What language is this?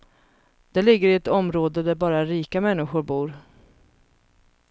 Swedish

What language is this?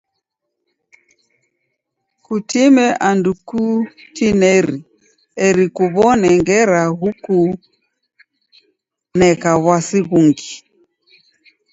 Taita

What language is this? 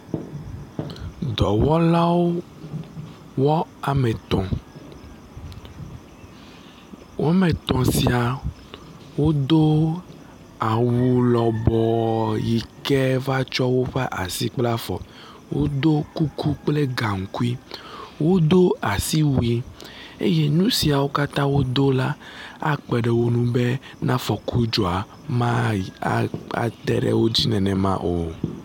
Ewe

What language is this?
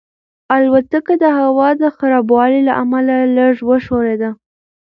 Pashto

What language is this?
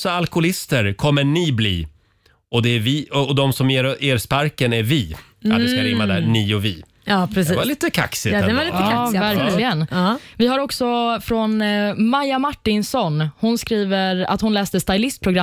Swedish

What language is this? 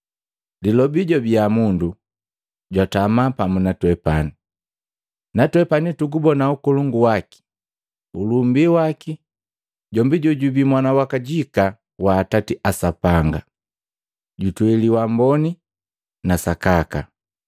Matengo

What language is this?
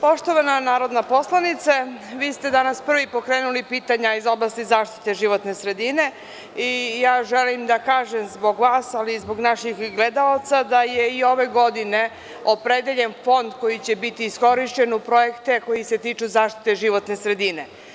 Serbian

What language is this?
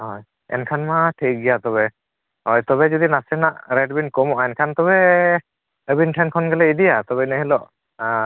Santali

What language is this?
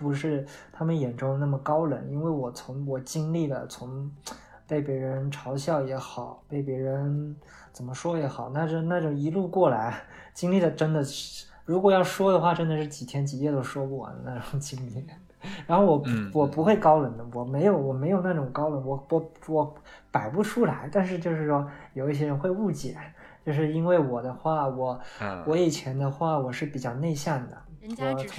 Chinese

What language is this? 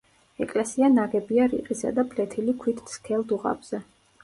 Georgian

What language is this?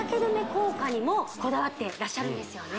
Japanese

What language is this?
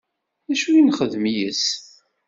Kabyle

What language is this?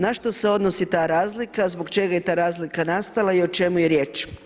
Croatian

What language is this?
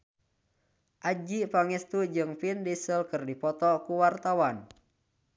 Sundanese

